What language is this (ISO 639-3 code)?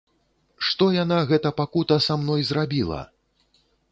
bel